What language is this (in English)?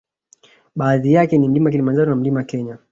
Swahili